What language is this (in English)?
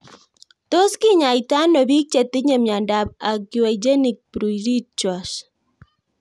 Kalenjin